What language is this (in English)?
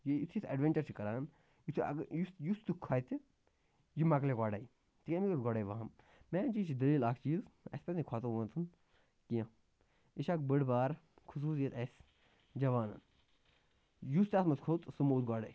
Kashmiri